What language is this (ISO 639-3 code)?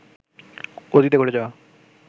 ben